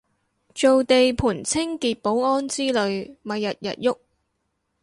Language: Cantonese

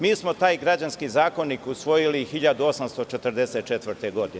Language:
Serbian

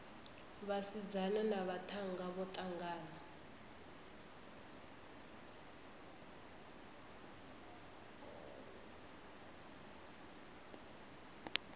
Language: Venda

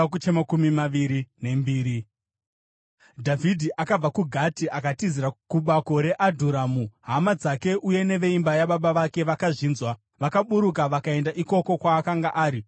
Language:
Shona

